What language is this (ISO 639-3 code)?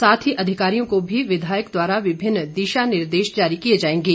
hin